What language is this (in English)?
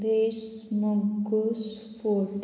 Konkani